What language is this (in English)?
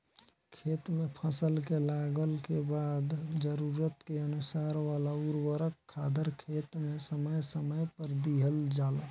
Bhojpuri